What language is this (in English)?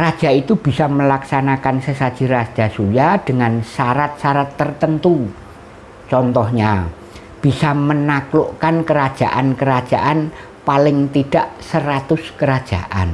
Indonesian